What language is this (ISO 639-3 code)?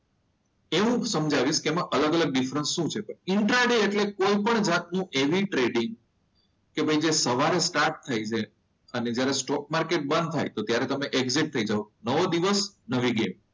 guj